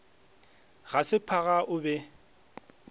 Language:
Northern Sotho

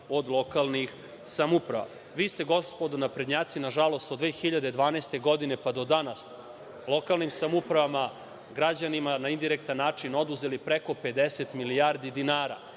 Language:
Serbian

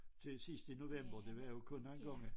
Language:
Danish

